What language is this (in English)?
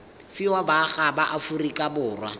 Tswana